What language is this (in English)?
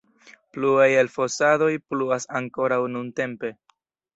Esperanto